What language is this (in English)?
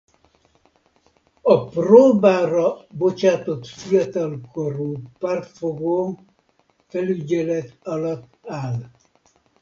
Hungarian